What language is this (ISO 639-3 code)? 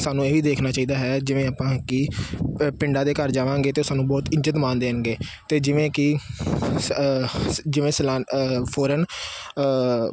pan